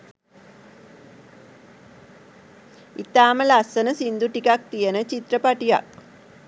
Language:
Sinhala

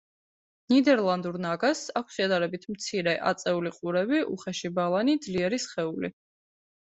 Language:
Georgian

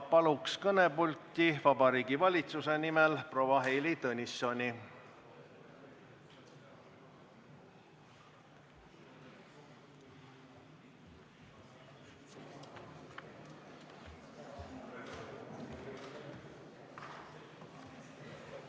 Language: Estonian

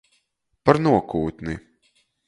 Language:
Latgalian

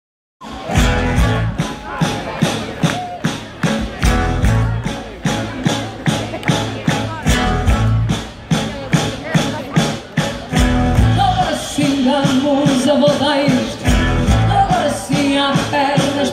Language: Ukrainian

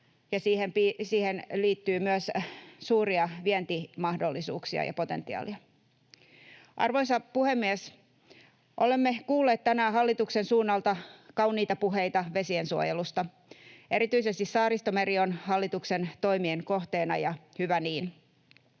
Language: Finnish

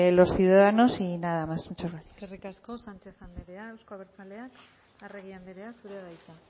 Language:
Basque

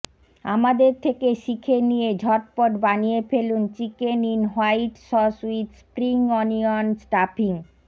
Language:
Bangla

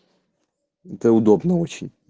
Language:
Russian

